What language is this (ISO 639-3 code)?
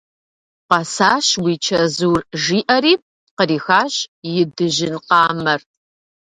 kbd